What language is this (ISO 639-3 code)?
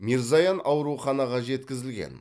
kaz